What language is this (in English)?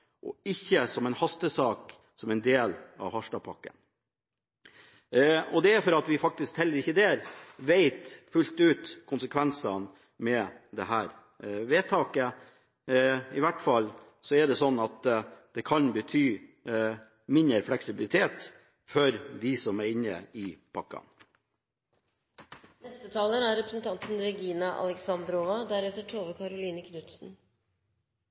Norwegian Bokmål